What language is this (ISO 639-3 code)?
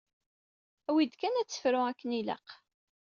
kab